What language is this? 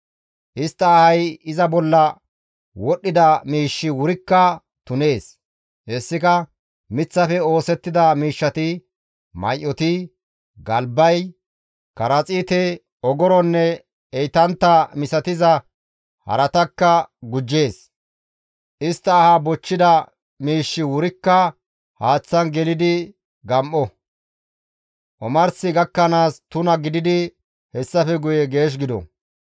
Gamo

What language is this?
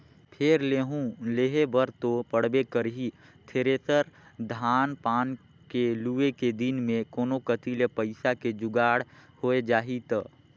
Chhattisgarhi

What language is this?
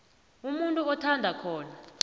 South Ndebele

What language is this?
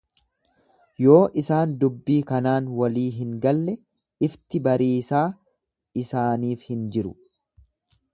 Oromo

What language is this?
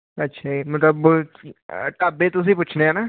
Punjabi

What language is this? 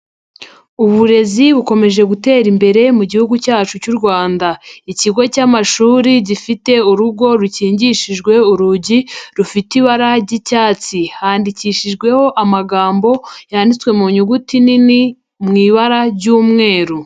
Kinyarwanda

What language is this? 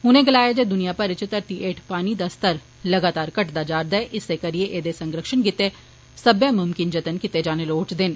Dogri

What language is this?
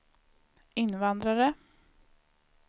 Swedish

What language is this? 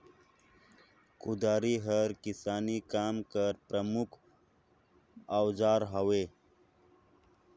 Chhattisgarhi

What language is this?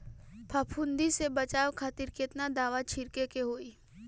Bhojpuri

